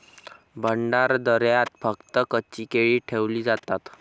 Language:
Marathi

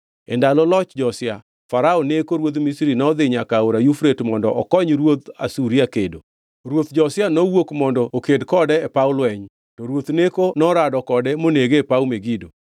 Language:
Luo (Kenya and Tanzania)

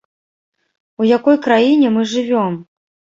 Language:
Belarusian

